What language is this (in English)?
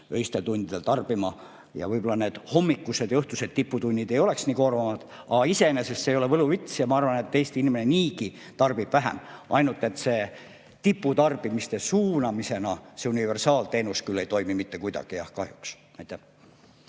Estonian